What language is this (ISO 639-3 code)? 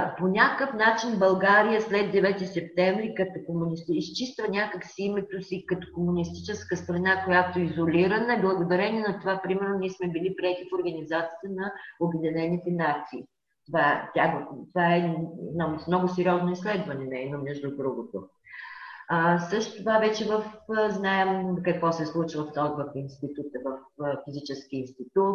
bul